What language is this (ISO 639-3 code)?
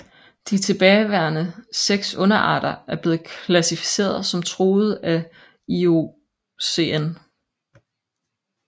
dan